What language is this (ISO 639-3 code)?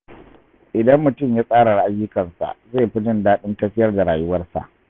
hau